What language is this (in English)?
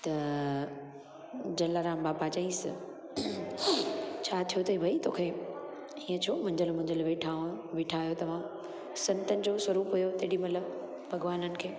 Sindhi